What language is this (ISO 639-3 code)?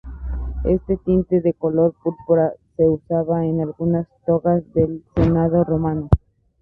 spa